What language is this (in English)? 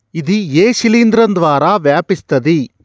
Telugu